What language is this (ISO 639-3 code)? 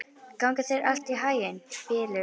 isl